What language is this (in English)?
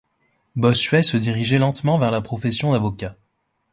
French